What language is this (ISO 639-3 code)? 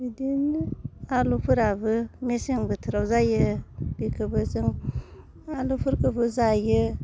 brx